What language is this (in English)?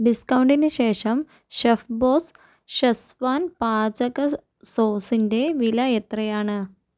Malayalam